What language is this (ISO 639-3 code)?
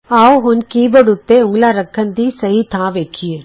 pan